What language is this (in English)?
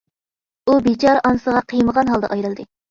Uyghur